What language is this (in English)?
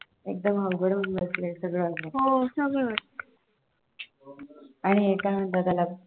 Marathi